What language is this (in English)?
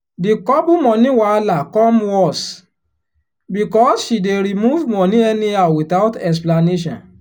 Nigerian Pidgin